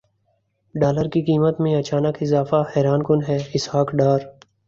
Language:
Urdu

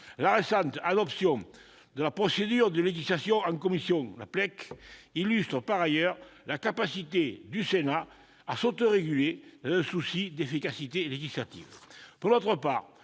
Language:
French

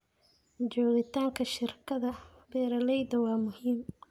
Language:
Somali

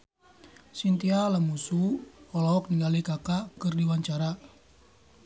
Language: Sundanese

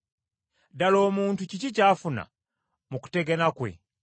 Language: Ganda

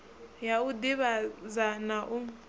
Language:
Venda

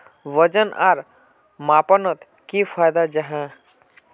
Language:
Magahi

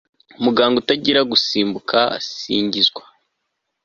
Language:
Kinyarwanda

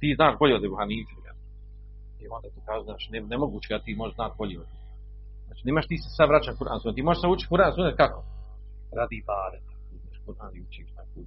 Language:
Croatian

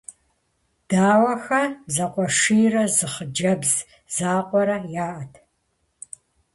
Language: Kabardian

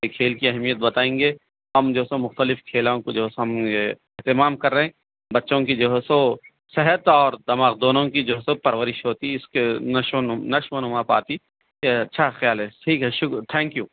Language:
Urdu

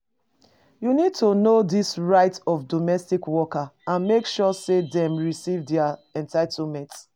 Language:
Nigerian Pidgin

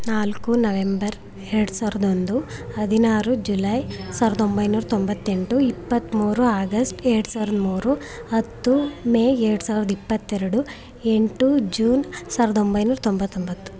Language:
Kannada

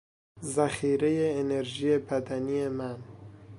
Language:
Persian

